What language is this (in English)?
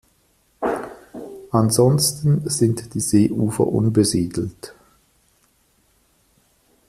German